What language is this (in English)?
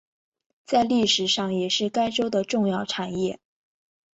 Chinese